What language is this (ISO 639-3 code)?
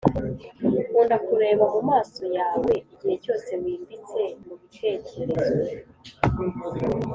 kin